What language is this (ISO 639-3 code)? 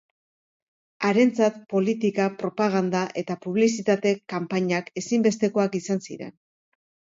eus